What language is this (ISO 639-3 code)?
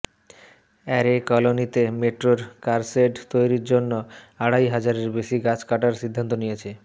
ben